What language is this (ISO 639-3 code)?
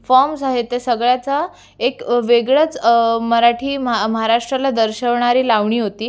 mar